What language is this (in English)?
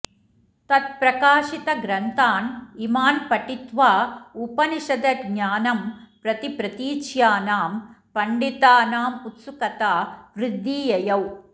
Sanskrit